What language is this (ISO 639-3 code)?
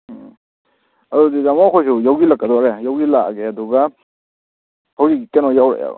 mni